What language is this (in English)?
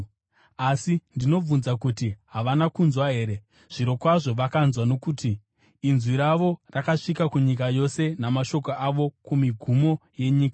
Shona